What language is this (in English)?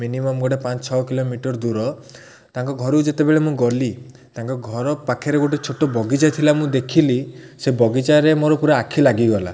Odia